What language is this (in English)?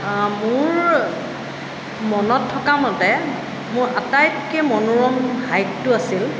Assamese